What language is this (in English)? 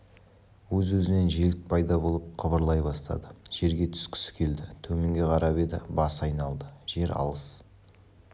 Kazakh